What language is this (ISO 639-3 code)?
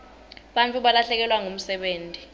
ssw